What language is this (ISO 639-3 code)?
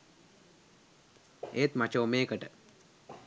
sin